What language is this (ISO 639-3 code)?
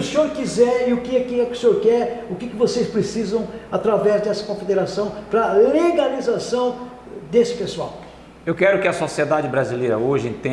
por